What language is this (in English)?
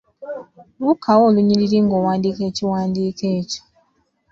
Ganda